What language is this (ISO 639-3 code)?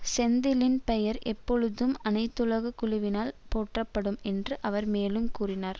tam